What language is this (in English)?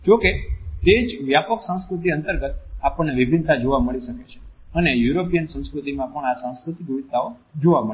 Gujarati